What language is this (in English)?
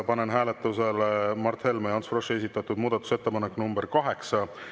Estonian